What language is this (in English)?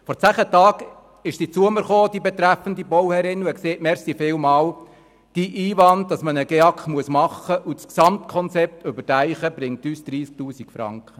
Swiss German